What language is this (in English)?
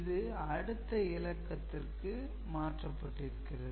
Tamil